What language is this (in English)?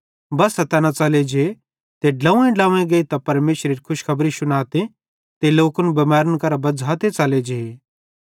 Bhadrawahi